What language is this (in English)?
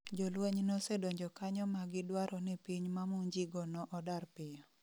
Luo (Kenya and Tanzania)